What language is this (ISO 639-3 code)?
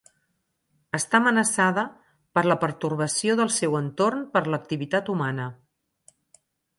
cat